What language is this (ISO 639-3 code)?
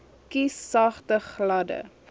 afr